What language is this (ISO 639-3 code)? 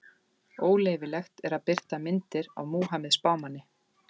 isl